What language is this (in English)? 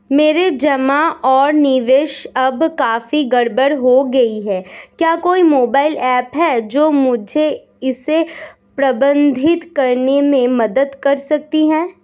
Hindi